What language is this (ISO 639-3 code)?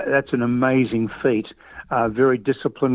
ind